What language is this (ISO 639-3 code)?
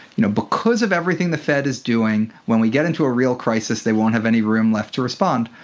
eng